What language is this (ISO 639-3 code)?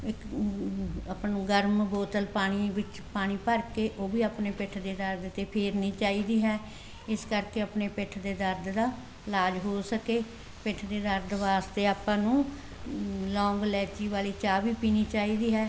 pan